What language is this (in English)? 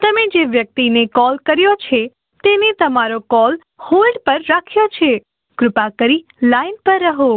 Gujarati